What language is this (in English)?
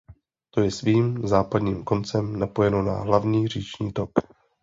Czech